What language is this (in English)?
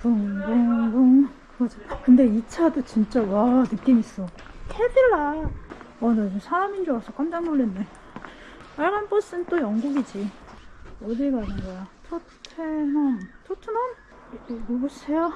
Korean